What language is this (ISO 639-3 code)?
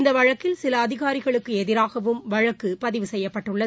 tam